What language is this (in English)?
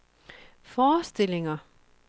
Danish